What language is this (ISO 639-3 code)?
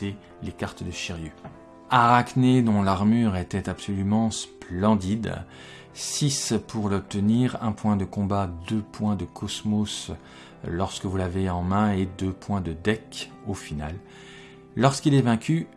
fra